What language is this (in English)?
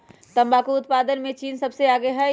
Magahi